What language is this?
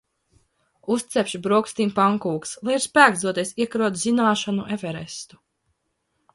Latvian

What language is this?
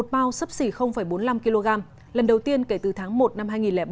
Vietnamese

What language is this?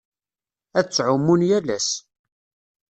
Kabyle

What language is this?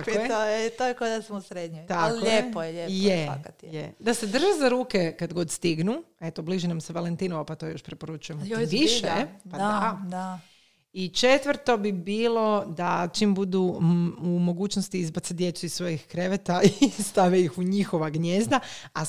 Croatian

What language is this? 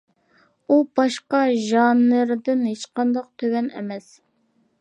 Uyghur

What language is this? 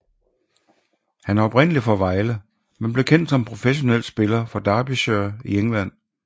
Danish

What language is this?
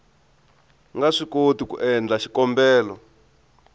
Tsonga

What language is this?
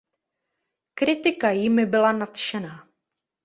Czech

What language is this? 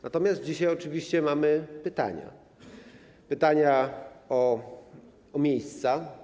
Polish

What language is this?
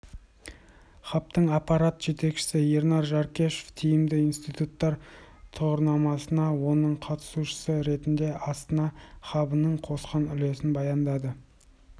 Kazakh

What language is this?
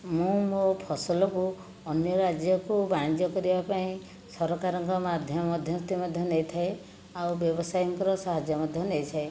Odia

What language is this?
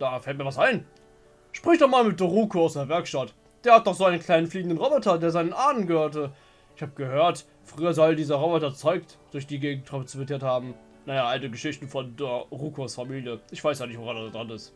German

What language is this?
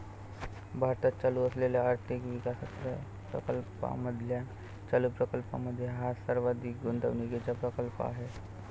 Marathi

